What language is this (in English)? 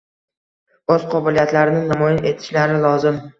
Uzbek